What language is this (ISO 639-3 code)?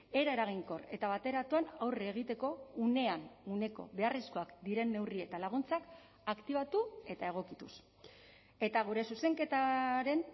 eus